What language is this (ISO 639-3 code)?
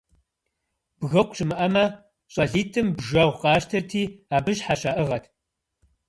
kbd